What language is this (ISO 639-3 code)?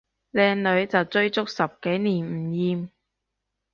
yue